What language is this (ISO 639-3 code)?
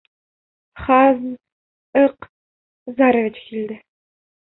bak